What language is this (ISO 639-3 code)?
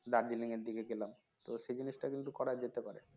ben